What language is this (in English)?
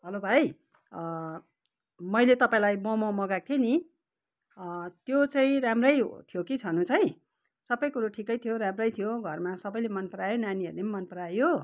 Nepali